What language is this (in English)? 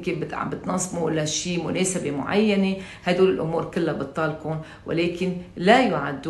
Arabic